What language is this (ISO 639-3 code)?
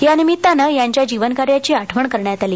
mar